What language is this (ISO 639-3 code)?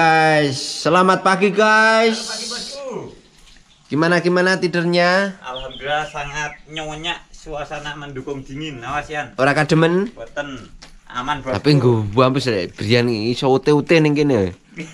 ind